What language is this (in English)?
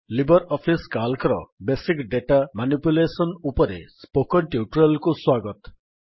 Odia